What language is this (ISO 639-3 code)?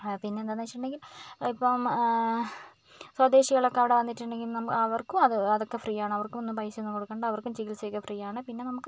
mal